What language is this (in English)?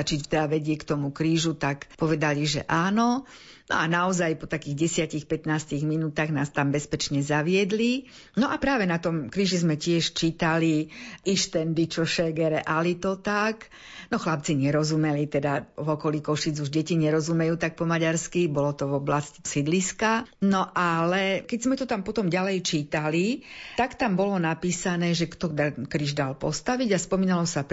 Slovak